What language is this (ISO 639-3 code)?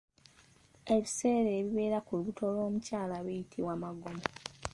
lug